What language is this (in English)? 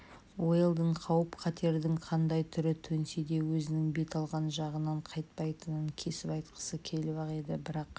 Kazakh